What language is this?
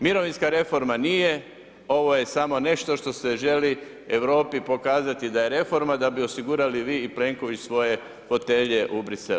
Croatian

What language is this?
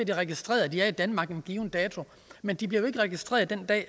Danish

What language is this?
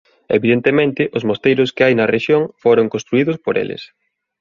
Galician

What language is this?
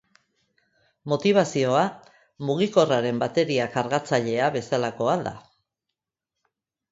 Basque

